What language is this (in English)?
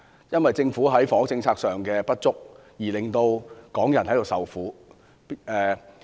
Cantonese